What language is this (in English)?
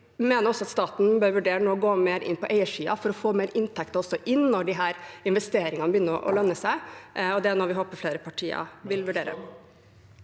Norwegian